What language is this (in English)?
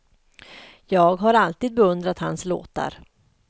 Swedish